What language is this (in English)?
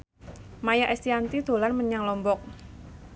Javanese